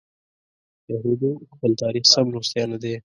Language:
Pashto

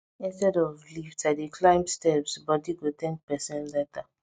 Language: Nigerian Pidgin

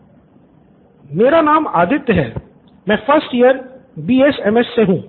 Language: Hindi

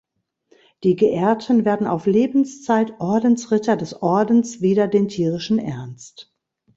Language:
German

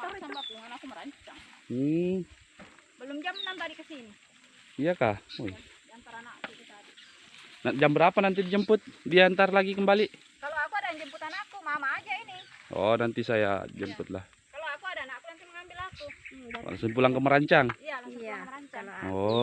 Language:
Indonesian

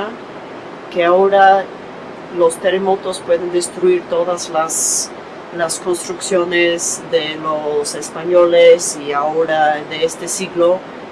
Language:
Spanish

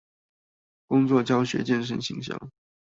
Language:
Chinese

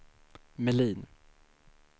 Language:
Swedish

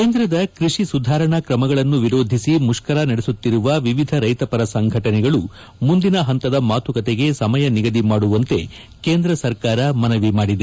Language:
Kannada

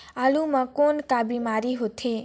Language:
Chhattisgarhi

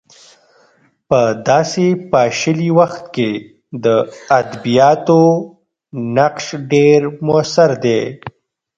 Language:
Pashto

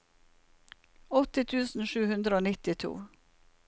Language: Norwegian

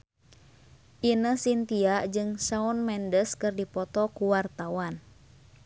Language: Sundanese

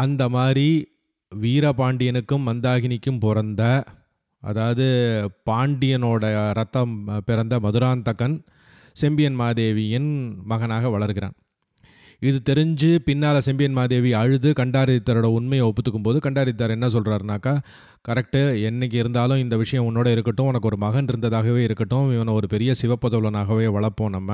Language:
Tamil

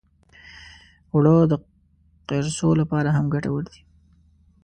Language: Pashto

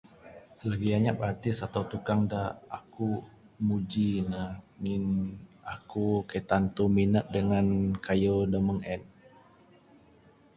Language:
Bukar-Sadung Bidayuh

